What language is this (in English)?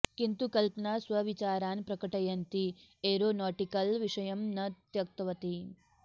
Sanskrit